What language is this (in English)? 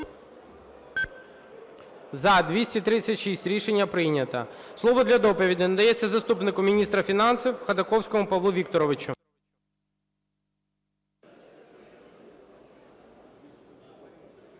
Ukrainian